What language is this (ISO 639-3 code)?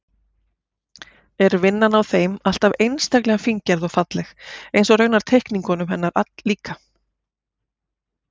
isl